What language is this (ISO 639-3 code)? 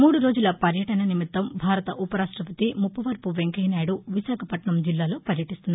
tel